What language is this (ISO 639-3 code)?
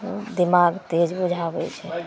mai